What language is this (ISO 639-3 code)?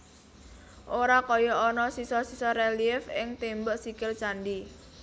jav